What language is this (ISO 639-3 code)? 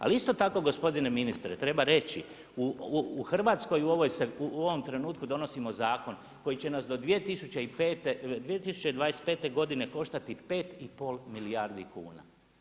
hrv